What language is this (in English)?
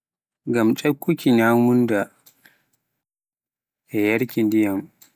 Pular